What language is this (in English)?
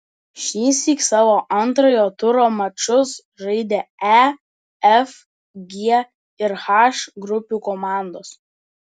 Lithuanian